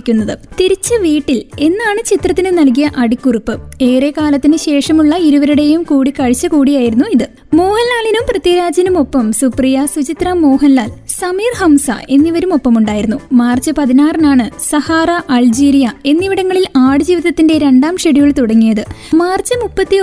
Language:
Malayalam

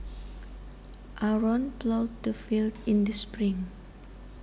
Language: Javanese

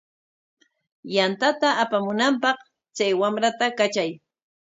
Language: Corongo Ancash Quechua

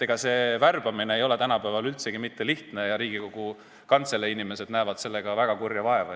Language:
Estonian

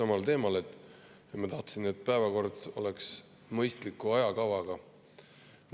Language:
Estonian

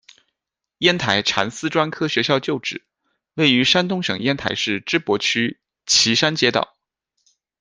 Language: Chinese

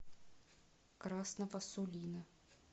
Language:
Russian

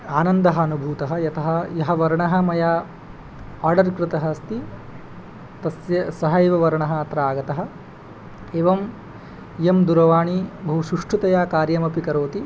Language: Sanskrit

